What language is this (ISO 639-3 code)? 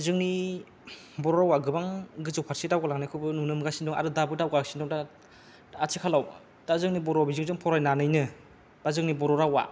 brx